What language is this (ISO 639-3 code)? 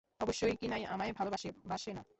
ben